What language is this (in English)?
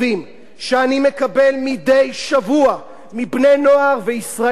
Hebrew